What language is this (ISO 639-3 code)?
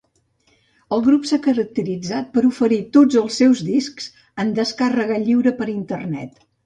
cat